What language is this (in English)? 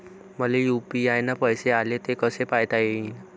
Marathi